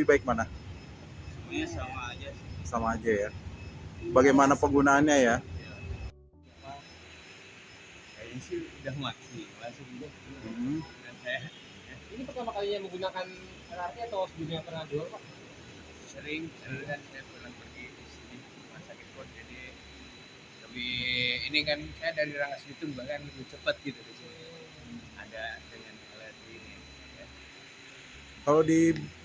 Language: Indonesian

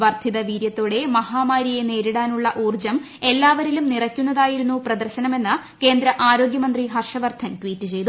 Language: Malayalam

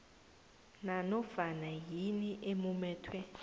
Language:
South Ndebele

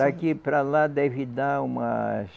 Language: Portuguese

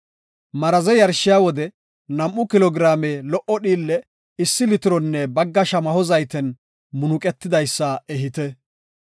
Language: Gofa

